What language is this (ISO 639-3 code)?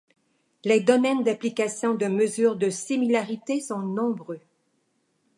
fra